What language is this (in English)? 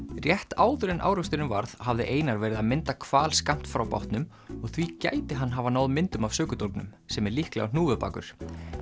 Icelandic